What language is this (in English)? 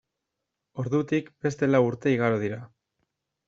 Basque